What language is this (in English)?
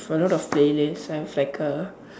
English